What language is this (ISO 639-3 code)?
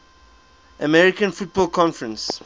eng